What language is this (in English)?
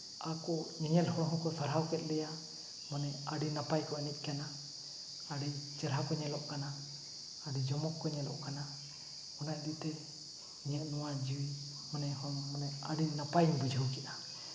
Santali